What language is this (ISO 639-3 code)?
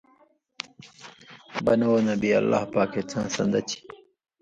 mvy